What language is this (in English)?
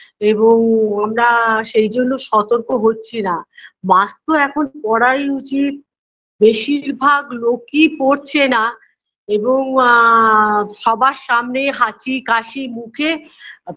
Bangla